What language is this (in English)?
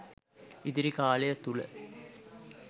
Sinhala